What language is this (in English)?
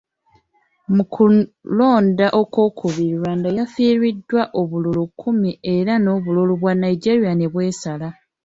Ganda